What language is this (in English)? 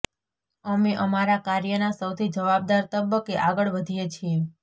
Gujarati